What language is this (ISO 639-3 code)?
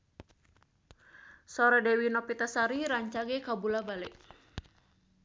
sun